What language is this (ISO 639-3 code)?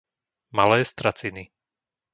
slk